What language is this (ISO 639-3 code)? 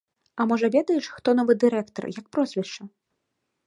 bel